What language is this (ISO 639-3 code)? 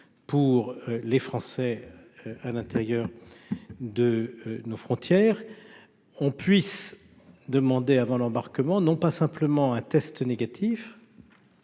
fra